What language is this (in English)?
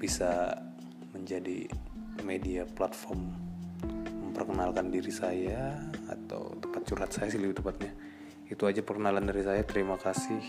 Indonesian